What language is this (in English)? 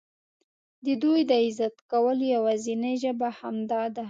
Pashto